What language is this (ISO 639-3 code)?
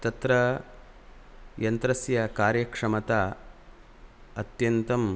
san